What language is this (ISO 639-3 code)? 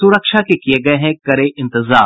hin